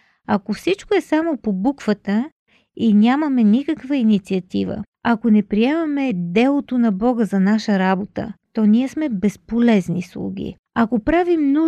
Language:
Bulgarian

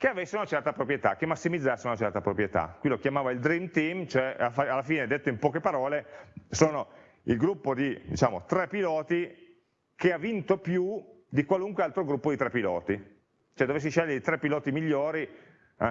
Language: Italian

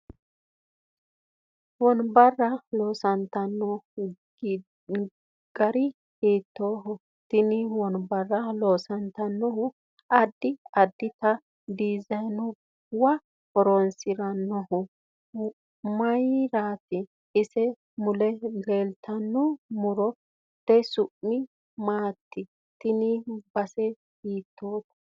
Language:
Sidamo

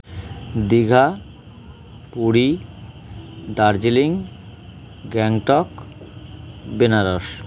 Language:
Bangla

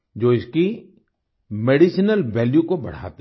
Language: Hindi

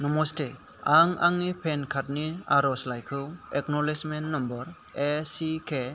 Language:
Bodo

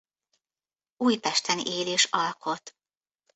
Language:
Hungarian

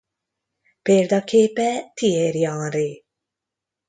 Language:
Hungarian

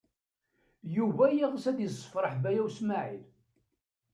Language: Kabyle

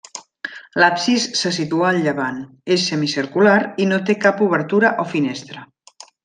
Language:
Catalan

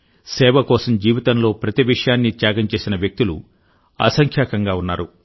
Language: Telugu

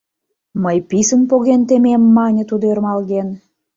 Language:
Mari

